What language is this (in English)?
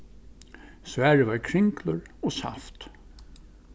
Faroese